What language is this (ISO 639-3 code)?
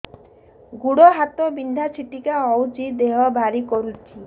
ori